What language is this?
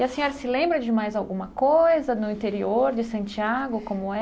Portuguese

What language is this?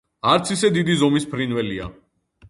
Georgian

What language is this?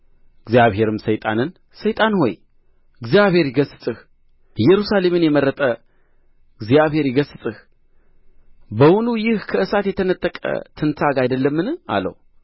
Amharic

